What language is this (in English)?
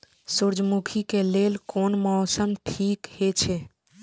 Maithili